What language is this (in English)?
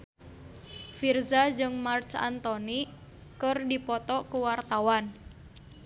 Sundanese